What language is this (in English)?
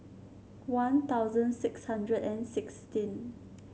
English